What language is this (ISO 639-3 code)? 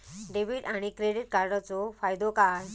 mar